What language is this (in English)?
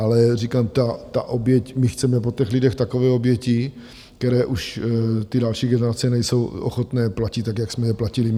Czech